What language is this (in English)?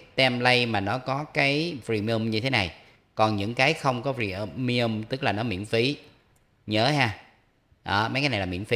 Vietnamese